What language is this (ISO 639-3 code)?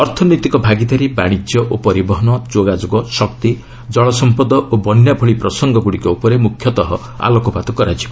ori